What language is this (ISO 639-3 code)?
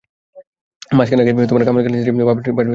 ben